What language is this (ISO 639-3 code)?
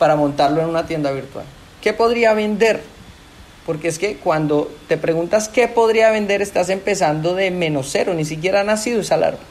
spa